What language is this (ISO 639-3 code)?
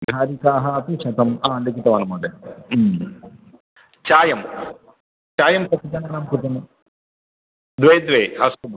san